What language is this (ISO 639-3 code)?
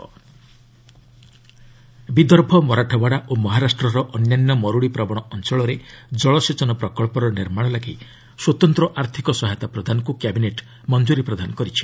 ori